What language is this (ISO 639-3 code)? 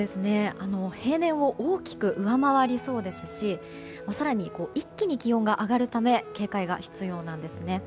jpn